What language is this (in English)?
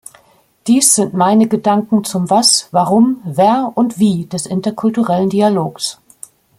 German